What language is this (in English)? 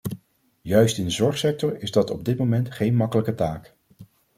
Dutch